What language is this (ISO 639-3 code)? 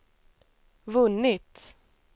swe